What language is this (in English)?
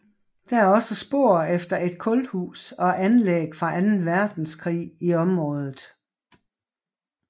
Danish